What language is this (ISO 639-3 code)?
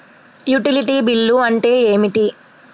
tel